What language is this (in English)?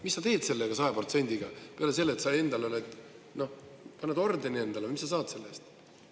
Estonian